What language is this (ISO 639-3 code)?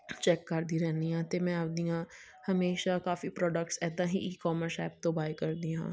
pan